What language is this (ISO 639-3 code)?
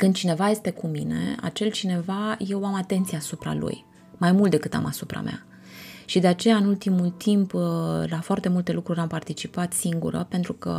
ron